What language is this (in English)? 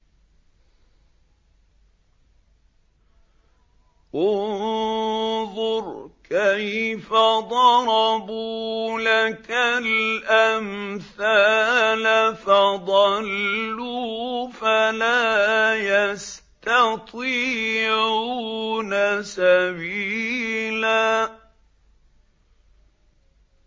Arabic